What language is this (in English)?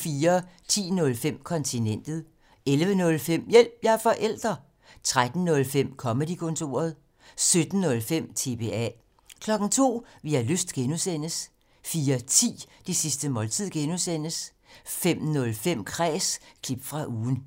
Danish